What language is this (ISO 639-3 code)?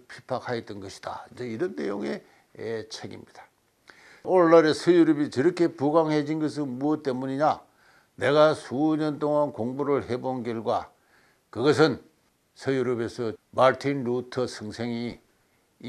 kor